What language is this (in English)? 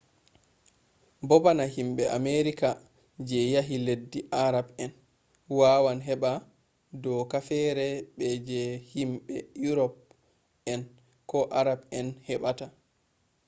Fula